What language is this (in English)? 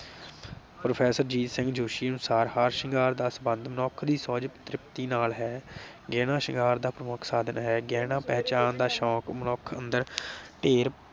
Punjabi